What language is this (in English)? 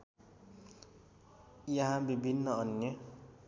Nepali